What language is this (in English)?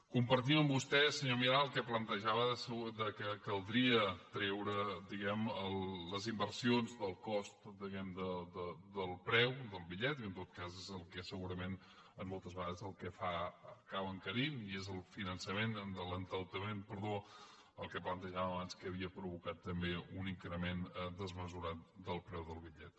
Catalan